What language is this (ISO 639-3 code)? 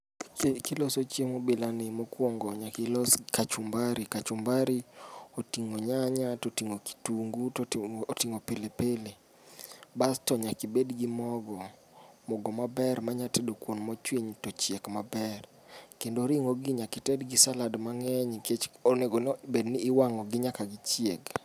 luo